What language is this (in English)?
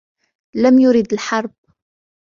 Arabic